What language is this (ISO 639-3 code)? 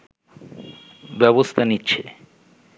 ben